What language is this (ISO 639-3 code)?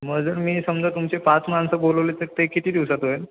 mar